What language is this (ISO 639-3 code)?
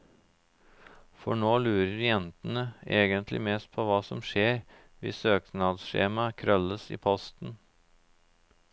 nor